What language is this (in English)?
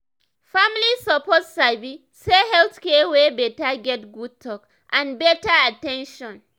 Nigerian Pidgin